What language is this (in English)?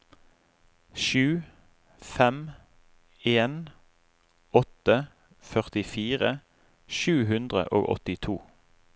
Norwegian